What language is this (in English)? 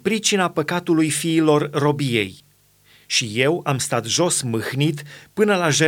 Romanian